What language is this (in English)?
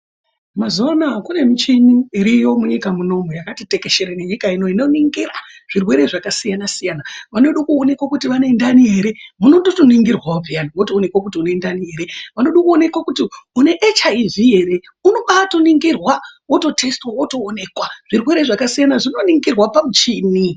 Ndau